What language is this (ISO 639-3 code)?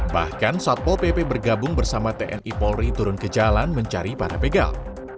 ind